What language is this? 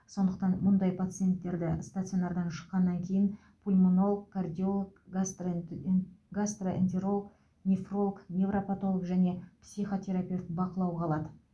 Kazakh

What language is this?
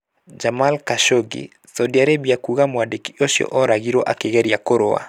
Kikuyu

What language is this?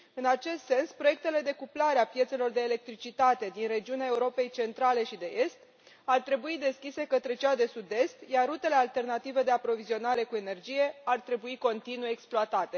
Romanian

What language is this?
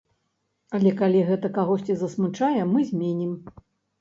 Belarusian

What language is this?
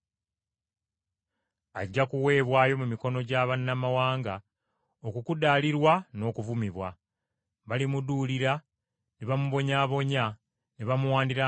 Ganda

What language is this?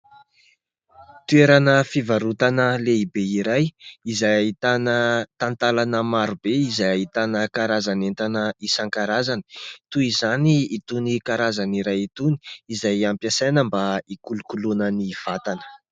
Malagasy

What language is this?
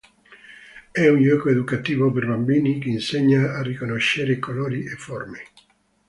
Italian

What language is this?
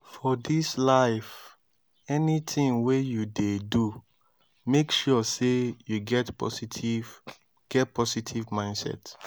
Nigerian Pidgin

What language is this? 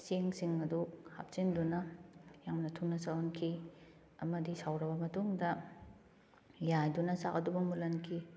Manipuri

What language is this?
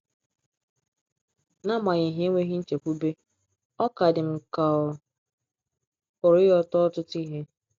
Igbo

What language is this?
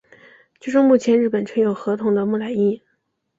Chinese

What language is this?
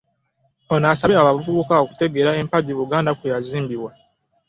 Ganda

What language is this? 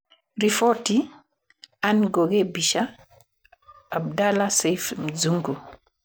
Kikuyu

